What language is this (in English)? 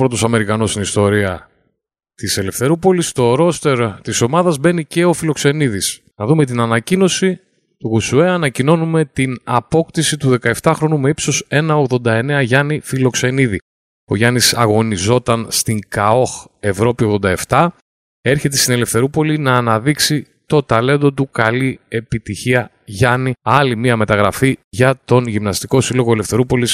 Greek